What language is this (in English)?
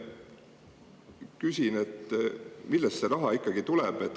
Estonian